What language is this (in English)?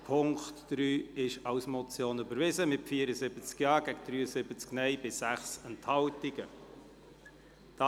Swiss German